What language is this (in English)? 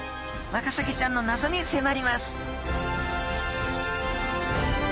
Japanese